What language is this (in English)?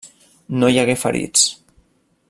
Catalan